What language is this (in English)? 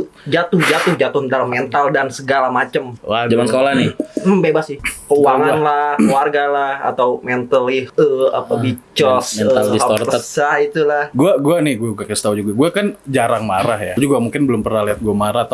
Indonesian